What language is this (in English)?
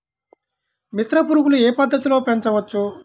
Telugu